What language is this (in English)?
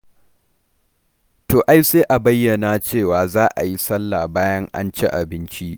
Hausa